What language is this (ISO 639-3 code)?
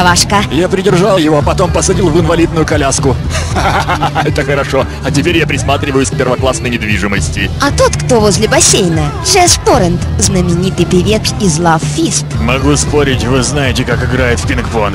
rus